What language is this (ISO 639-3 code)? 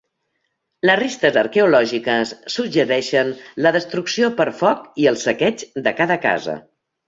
cat